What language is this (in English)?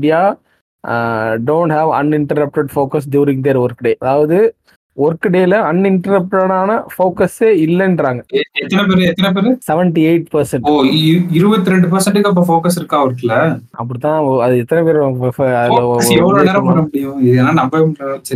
Tamil